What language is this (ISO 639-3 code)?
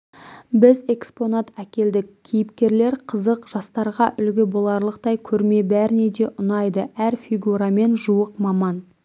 kaz